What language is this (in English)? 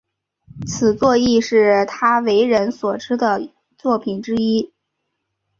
Chinese